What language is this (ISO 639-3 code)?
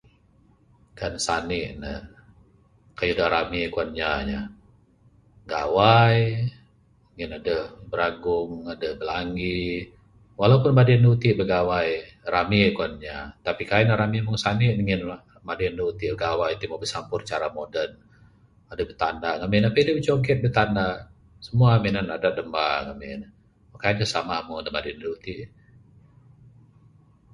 sdo